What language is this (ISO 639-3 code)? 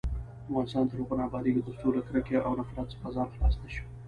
pus